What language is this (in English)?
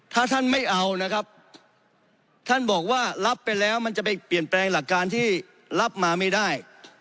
Thai